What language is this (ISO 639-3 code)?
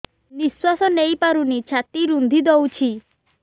ori